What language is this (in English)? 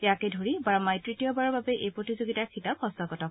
Assamese